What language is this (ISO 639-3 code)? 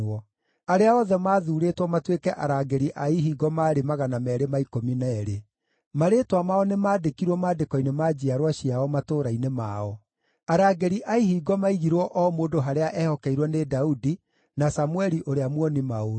kik